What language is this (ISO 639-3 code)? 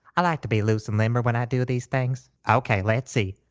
eng